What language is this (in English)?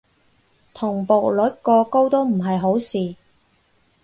Cantonese